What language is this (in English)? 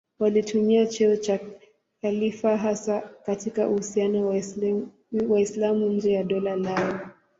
Swahili